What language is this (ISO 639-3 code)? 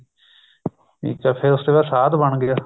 pan